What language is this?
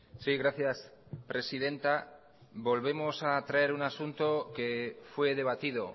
Spanish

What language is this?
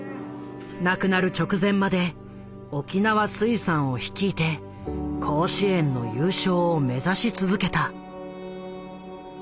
Japanese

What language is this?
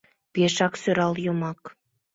Mari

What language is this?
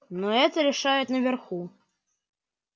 Russian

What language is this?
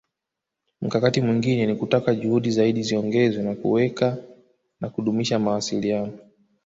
Swahili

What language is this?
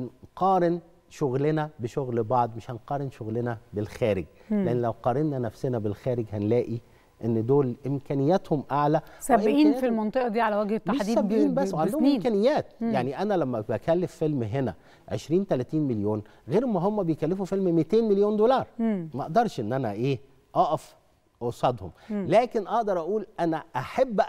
Arabic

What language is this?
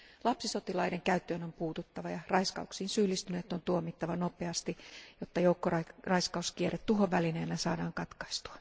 Finnish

